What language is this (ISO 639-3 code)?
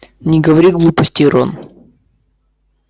rus